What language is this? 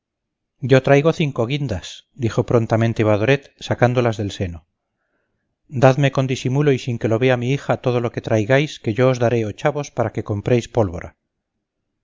Spanish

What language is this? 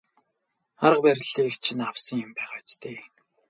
Mongolian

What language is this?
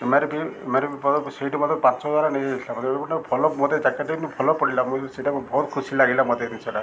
Odia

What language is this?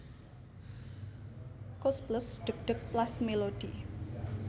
Javanese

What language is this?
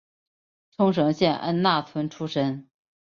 Chinese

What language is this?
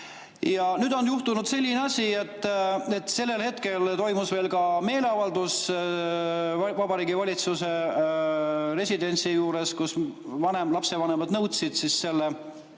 Estonian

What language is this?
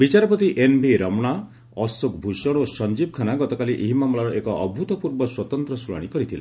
Odia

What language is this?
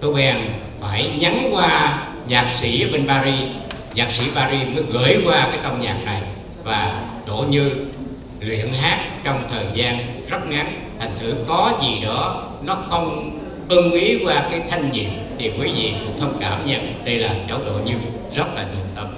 Vietnamese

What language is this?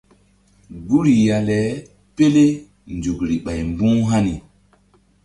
Mbum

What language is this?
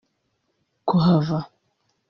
Kinyarwanda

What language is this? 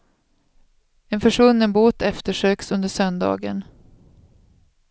Swedish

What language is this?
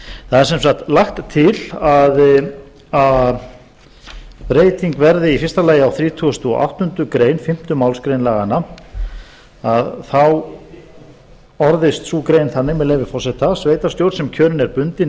Icelandic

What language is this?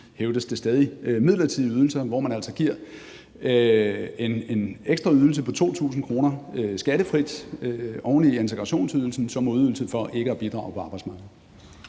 Danish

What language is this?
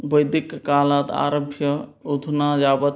Sanskrit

